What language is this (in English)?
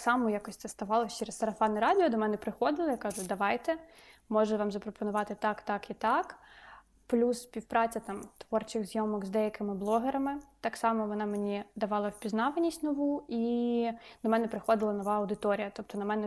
Ukrainian